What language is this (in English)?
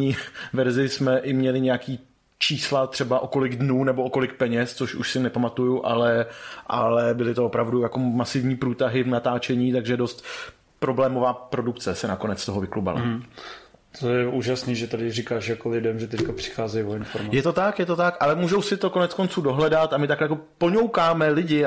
Czech